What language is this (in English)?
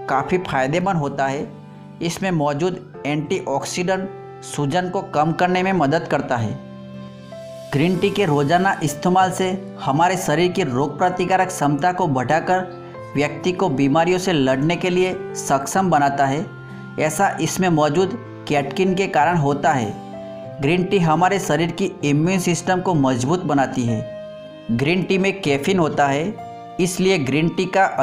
Hindi